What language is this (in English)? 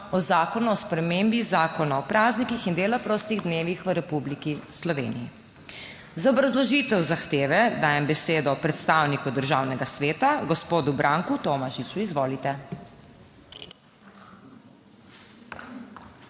Slovenian